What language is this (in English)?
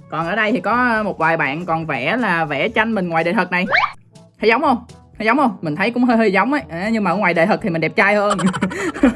Vietnamese